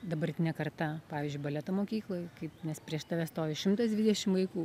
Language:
Lithuanian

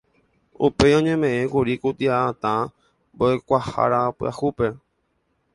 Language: Guarani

